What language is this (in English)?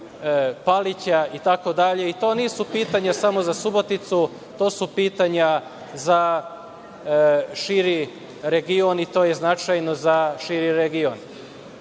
Serbian